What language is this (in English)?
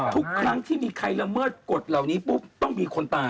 Thai